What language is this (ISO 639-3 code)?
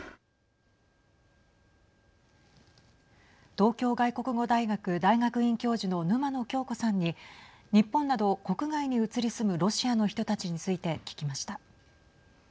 jpn